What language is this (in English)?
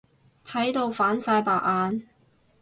Cantonese